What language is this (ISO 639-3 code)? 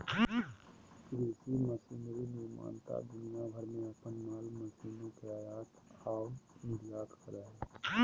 mag